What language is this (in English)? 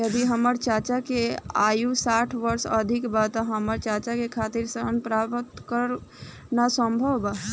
Bhojpuri